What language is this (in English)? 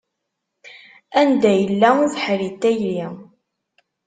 Kabyle